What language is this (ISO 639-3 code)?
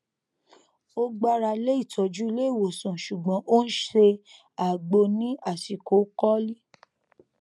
yor